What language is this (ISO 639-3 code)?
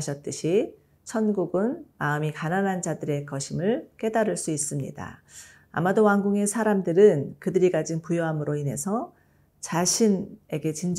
kor